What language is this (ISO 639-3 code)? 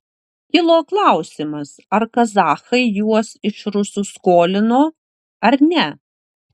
lit